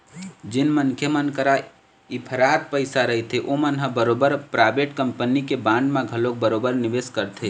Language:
Chhattisgarhi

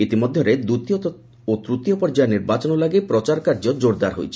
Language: Odia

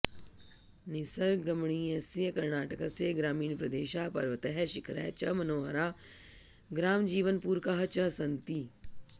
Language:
Sanskrit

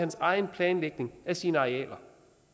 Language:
Danish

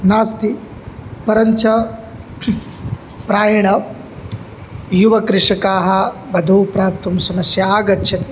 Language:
Sanskrit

